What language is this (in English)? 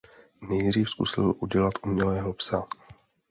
Czech